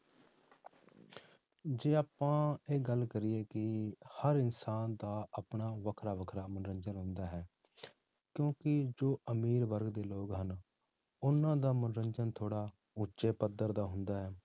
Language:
Punjabi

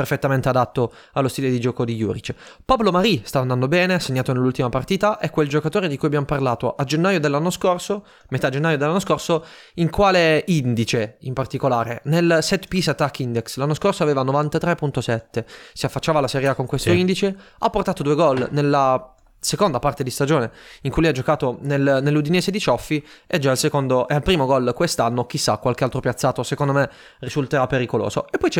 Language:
Italian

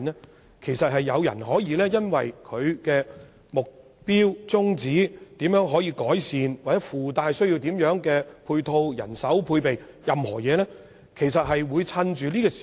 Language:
Cantonese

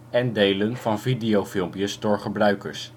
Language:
Dutch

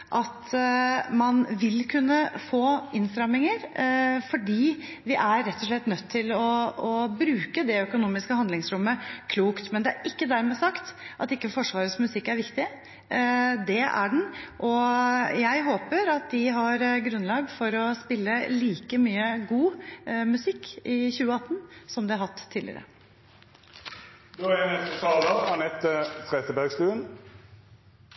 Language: Norwegian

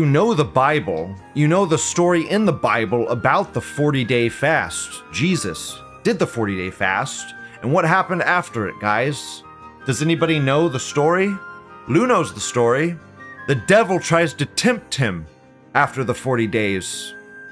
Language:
English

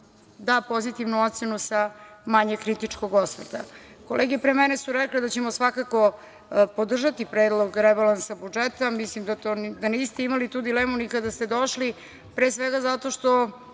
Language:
Serbian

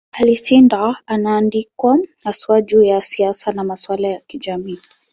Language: Swahili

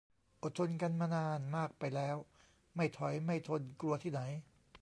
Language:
Thai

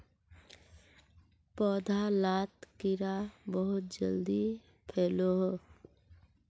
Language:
Magahi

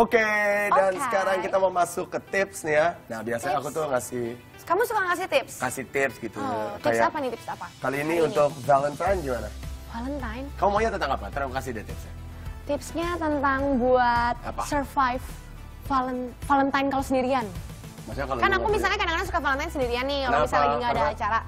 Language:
Indonesian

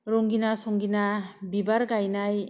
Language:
Bodo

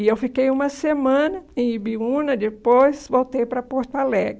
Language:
Portuguese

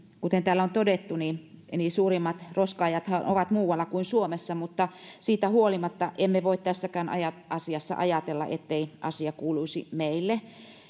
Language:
Finnish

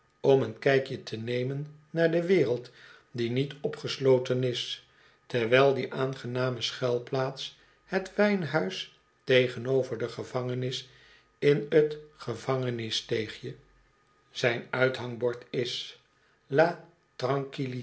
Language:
Dutch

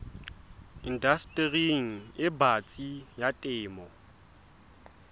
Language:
Southern Sotho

